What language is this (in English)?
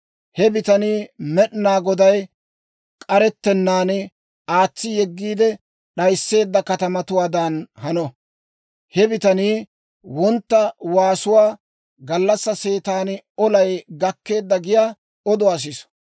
Dawro